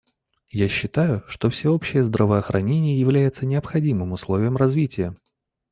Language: Russian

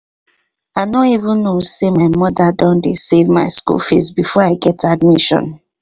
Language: Nigerian Pidgin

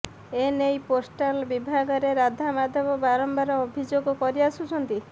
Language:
Odia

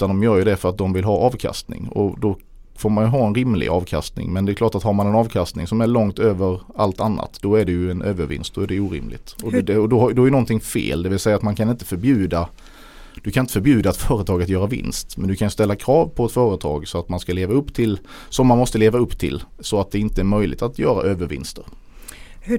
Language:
Swedish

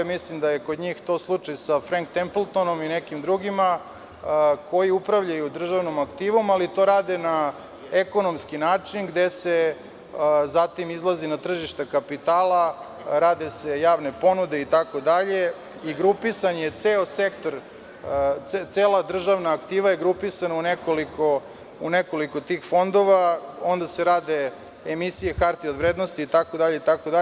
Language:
Serbian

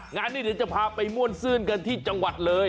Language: Thai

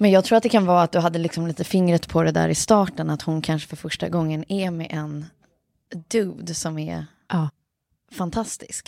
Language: Swedish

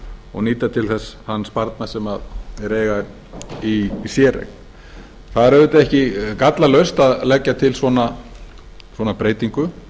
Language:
Icelandic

